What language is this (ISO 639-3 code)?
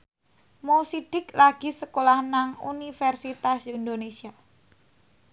jav